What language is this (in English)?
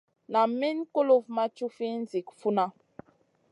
Masana